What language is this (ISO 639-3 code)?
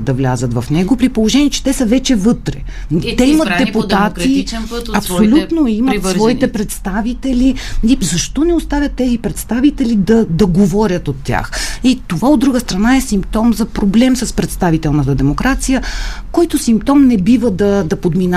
bul